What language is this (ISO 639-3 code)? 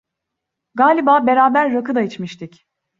tur